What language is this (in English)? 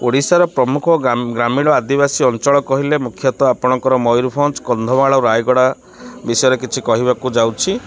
Odia